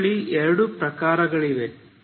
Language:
Kannada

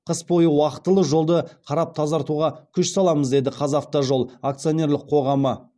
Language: Kazakh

